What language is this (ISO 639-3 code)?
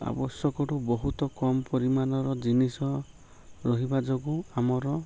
ori